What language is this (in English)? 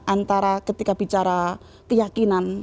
Indonesian